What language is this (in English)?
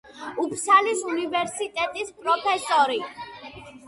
Georgian